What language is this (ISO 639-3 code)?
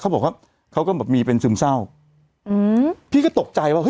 tha